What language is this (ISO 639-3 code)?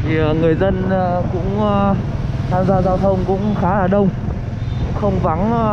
vie